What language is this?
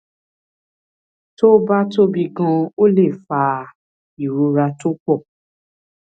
Yoruba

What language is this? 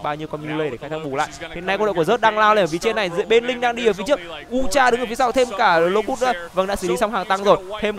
Vietnamese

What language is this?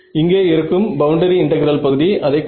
Tamil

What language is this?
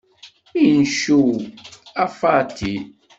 Kabyle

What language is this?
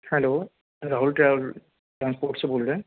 Urdu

